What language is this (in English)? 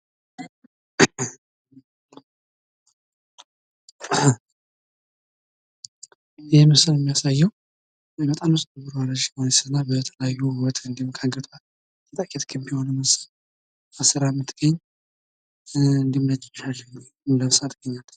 Amharic